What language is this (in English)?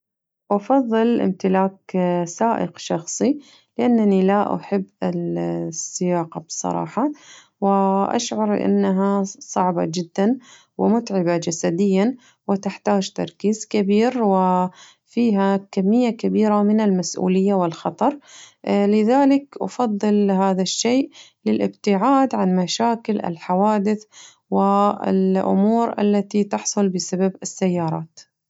Najdi Arabic